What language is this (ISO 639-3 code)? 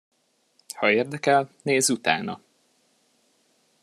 hun